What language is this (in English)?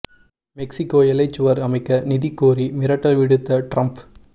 Tamil